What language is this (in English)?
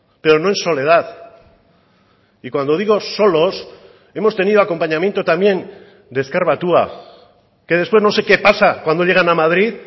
Spanish